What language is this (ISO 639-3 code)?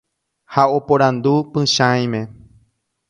grn